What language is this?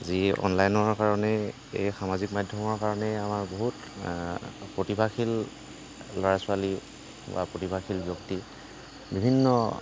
Assamese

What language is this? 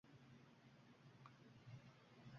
Uzbek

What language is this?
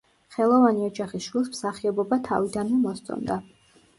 Georgian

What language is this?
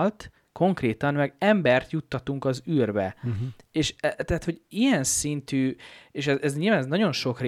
Hungarian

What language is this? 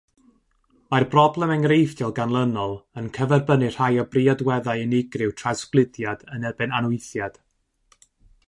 Welsh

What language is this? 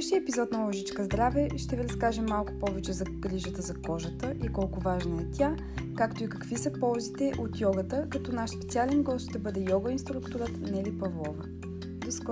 Bulgarian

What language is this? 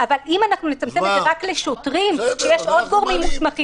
Hebrew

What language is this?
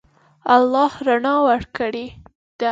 Pashto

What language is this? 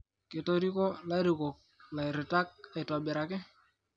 Masai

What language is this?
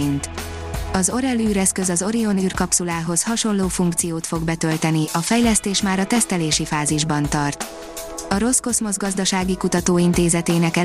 Hungarian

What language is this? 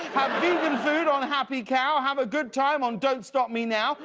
English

